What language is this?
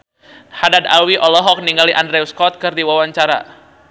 Sundanese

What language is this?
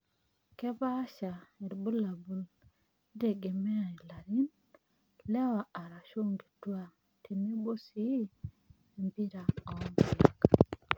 Masai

